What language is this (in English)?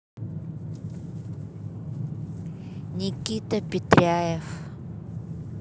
Russian